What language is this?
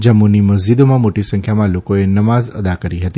Gujarati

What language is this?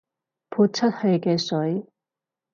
Cantonese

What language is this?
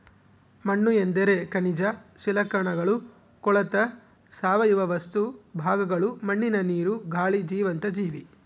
Kannada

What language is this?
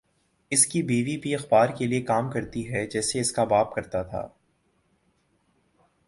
Urdu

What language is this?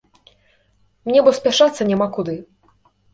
Belarusian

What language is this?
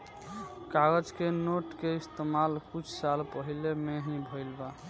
Bhojpuri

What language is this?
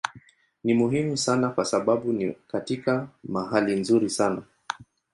Swahili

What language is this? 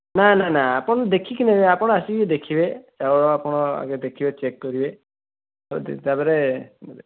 Odia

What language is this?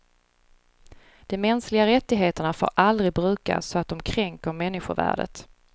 Swedish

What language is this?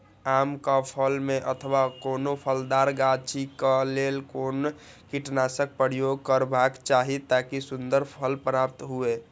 Maithili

